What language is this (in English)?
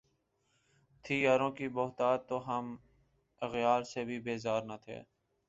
Urdu